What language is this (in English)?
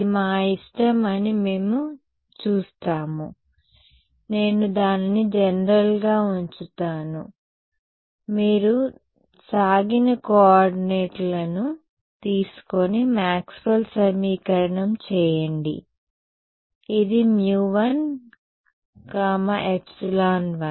Telugu